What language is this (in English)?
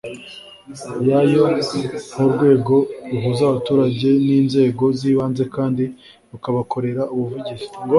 Kinyarwanda